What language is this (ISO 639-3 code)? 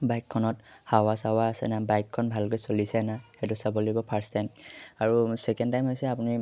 asm